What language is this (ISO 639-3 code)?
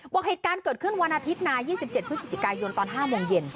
tha